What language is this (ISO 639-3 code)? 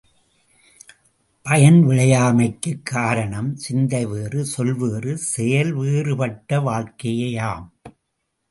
tam